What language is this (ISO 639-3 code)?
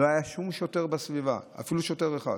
heb